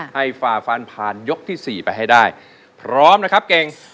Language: Thai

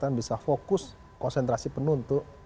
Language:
Indonesian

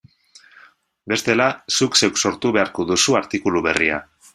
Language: Basque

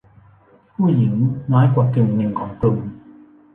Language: Thai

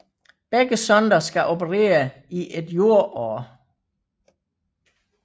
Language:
Danish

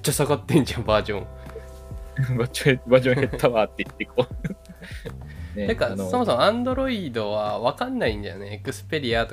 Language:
Japanese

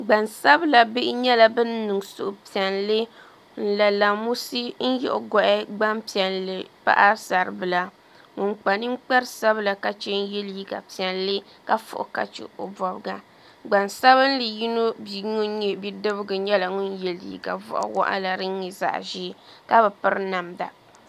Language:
Dagbani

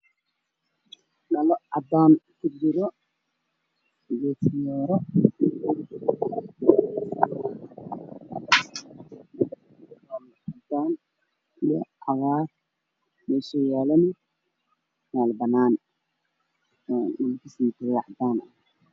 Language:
Somali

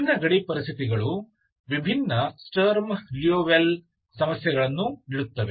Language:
Kannada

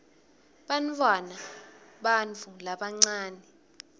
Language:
Swati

